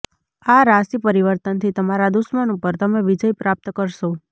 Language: Gujarati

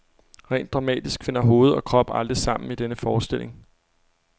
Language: Danish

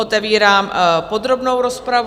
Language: Czech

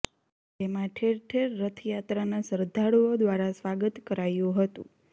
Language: Gujarati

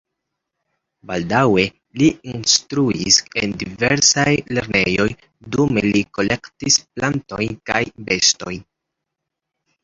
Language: Esperanto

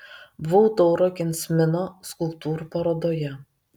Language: Lithuanian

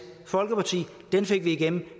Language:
Danish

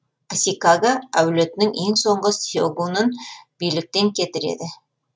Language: Kazakh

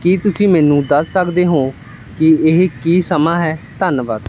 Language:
Punjabi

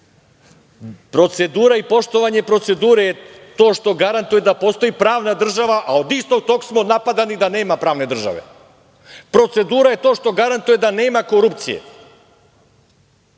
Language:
Serbian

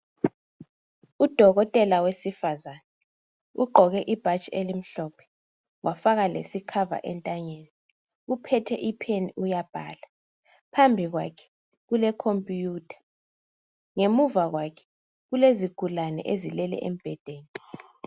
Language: North Ndebele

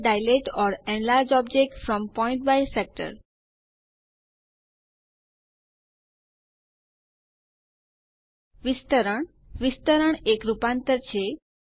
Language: Gujarati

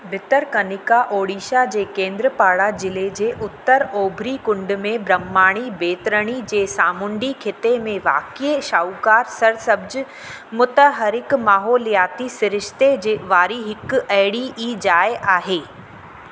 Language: Sindhi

